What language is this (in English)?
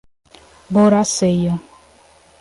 Portuguese